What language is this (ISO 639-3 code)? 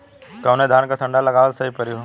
bho